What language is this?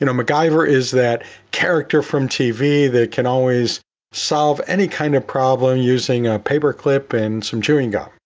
English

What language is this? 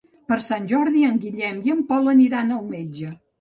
Catalan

